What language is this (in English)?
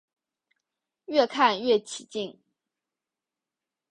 Chinese